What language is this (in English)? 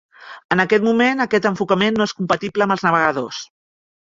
Catalan